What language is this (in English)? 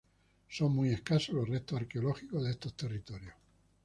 Spanish